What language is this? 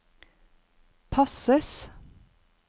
Norwegian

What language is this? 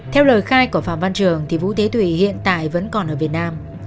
Vietnamese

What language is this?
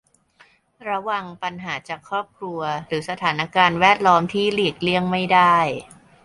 Thai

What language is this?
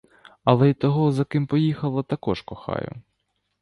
Ukrainian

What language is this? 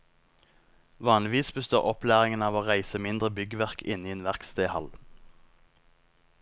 Norwegian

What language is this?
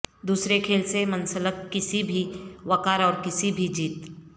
Urdu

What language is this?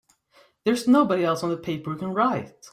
English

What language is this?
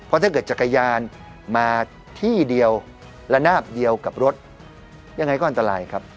Thai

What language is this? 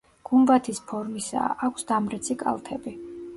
Georgian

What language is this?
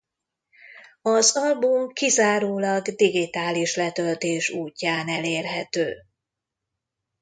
Hungarian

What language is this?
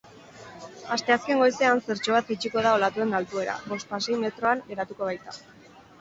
Basque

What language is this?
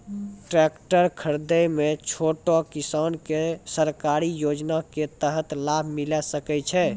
Maithili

